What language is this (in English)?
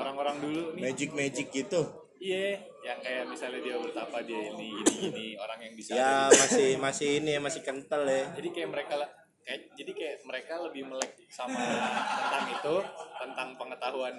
Indonesian